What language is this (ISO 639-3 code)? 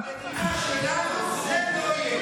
heb